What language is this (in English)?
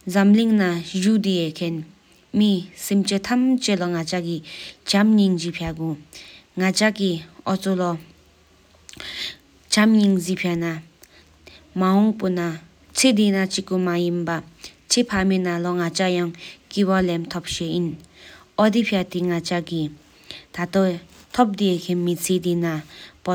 Sikkimese